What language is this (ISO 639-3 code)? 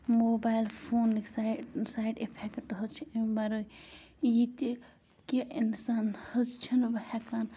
kas